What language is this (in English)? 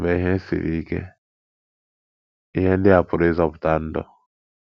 Igbo